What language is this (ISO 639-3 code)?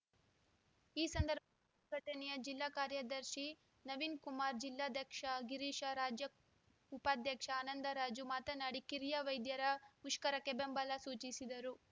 kan